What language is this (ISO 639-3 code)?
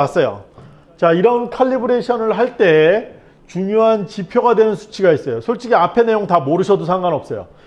kor